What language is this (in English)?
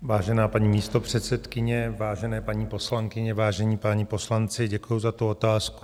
Czech